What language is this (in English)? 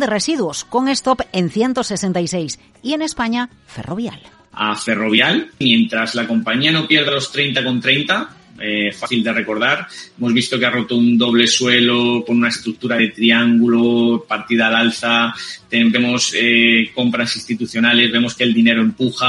Spanish